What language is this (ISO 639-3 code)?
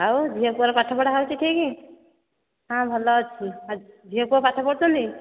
ori